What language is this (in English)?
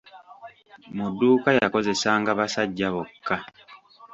Ganda